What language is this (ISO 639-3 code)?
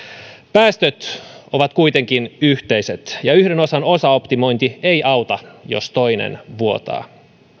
fin